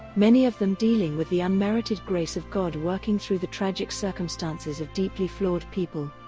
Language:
English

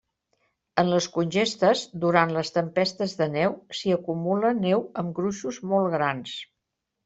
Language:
Catalan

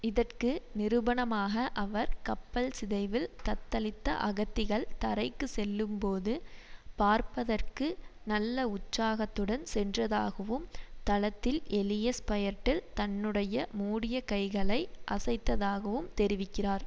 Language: Tamil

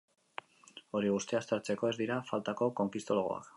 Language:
Basque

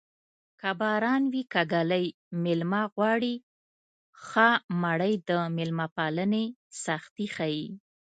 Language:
Pashto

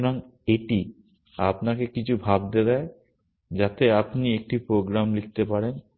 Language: Bangla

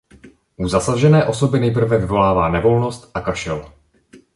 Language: Czech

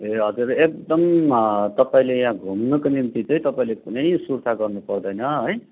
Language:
Nepali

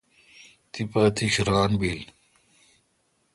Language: Kalkoti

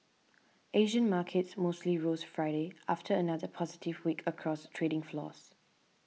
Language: English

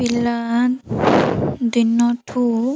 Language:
Odia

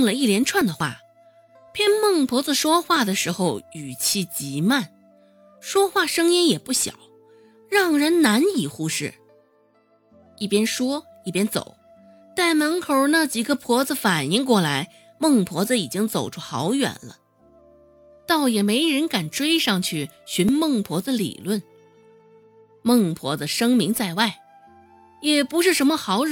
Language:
Chinese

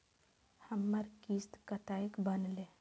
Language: Maithili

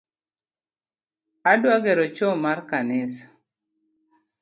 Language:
Luo (Kenya and Tanzania)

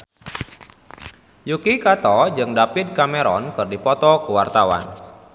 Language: Sundanese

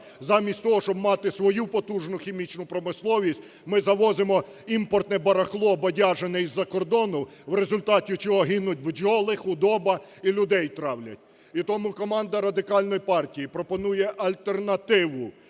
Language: Ukrainian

